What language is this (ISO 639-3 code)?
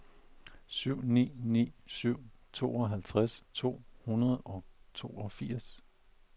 dan